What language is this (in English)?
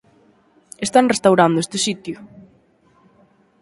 Galician